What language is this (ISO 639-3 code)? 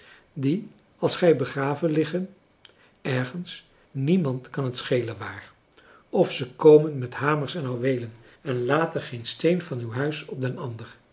nld